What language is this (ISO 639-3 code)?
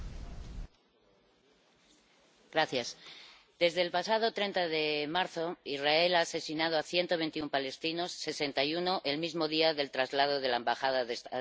spa